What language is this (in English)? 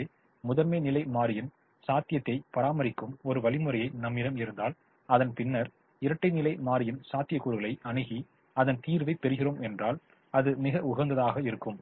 Tamil